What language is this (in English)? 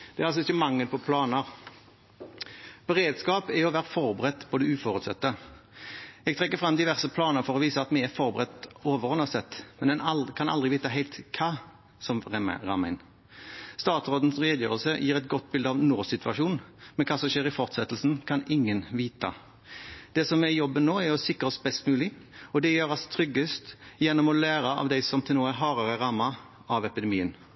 Norwegian Bokmål